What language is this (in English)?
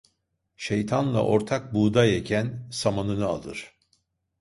Turkish